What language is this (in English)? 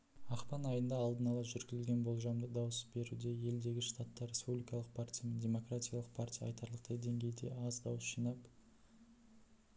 Kazakh